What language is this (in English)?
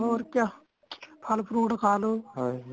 Punjabi